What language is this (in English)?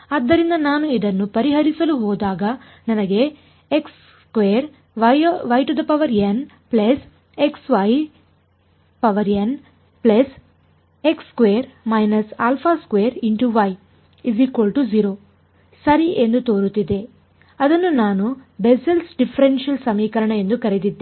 Kannada